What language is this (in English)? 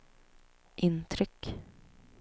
Swedish